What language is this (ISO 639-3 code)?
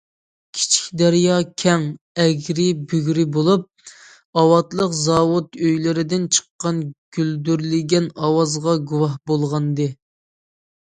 uig